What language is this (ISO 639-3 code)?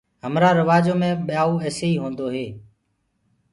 ggg